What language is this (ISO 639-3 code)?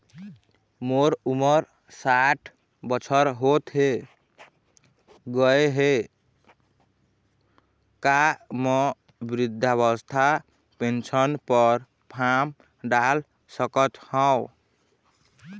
hne